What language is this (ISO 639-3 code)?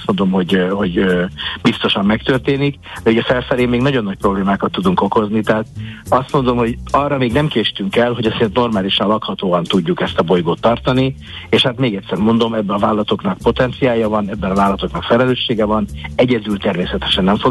hun